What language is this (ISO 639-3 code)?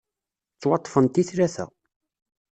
kab